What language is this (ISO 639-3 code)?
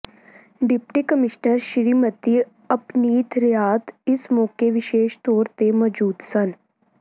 pan